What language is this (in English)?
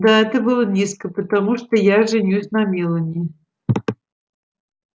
Russian